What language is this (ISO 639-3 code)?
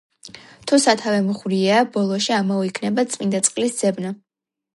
kat